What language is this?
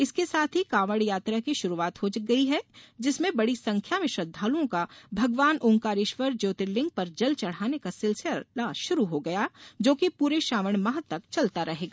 Hindi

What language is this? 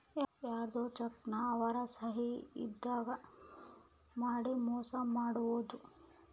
Kannada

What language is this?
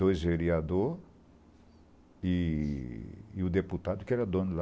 Portuguese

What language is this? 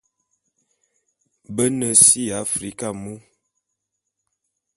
Bulu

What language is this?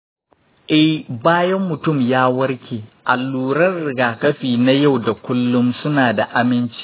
Hausa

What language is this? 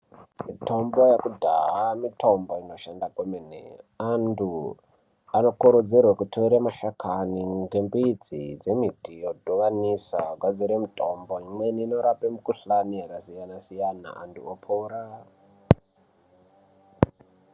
Ndau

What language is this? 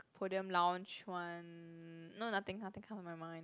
English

